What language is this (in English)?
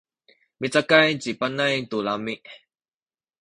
Sakizaya